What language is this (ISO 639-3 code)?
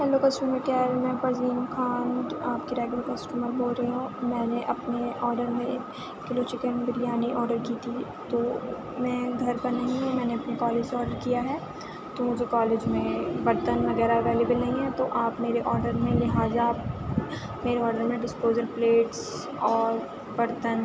urd